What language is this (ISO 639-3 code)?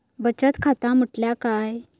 mar